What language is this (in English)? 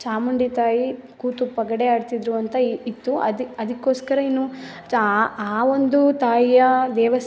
Kannada